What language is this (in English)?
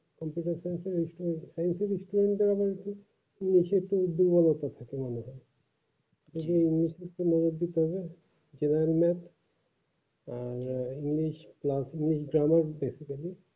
Bangla